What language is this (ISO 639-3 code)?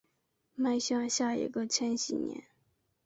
zho